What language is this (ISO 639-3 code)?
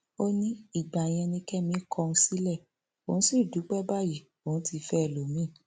yor